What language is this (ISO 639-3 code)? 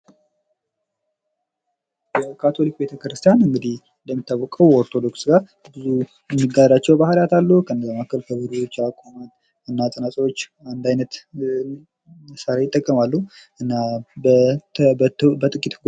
amh